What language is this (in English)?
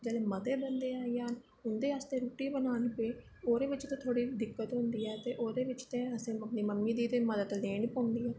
Dogri